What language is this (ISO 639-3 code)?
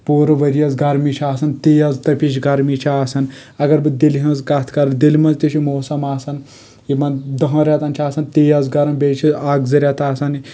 kas